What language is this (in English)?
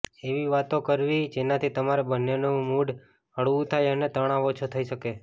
Gujarati